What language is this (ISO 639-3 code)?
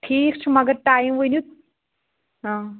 kas